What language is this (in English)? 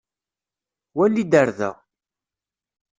Kabyle